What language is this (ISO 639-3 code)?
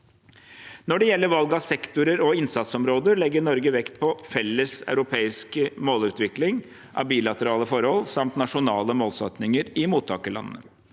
nor